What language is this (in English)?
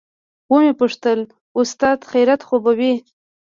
Pashto